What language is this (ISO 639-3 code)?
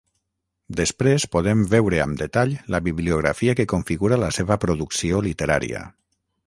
cat